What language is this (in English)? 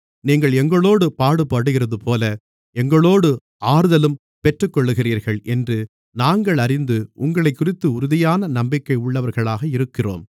Tamil